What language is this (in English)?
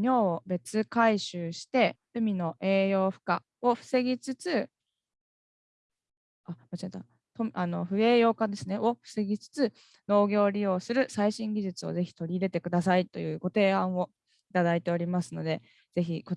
Japanese